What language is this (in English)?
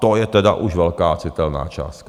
Czech